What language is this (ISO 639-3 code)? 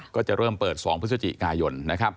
tha